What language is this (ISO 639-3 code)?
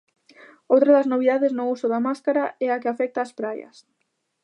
glg